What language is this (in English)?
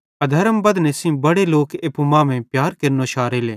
Bhadrawahi